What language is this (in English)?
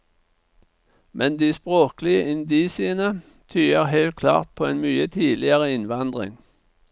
Norwegian